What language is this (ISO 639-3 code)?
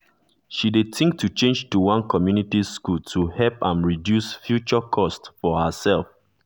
pcm